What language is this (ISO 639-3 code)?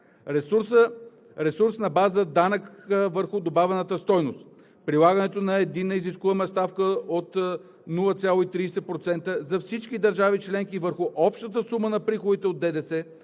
bul